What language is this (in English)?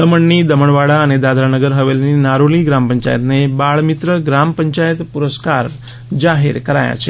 Gujarati